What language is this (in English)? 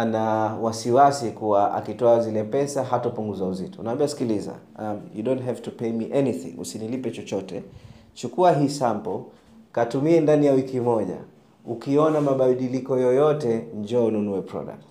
Swahili